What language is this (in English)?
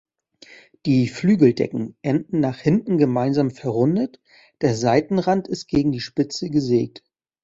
German